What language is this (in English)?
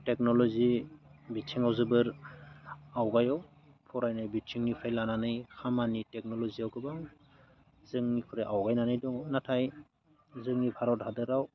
Bodo